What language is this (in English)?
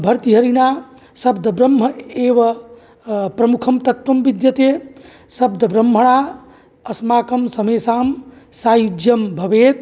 Sanskrit